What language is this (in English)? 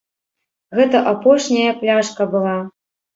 Belarusian